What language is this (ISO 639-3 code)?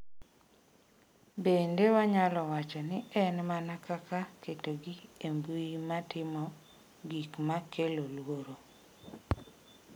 luo